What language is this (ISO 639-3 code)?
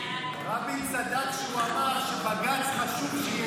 heb